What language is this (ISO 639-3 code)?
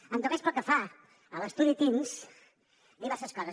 cat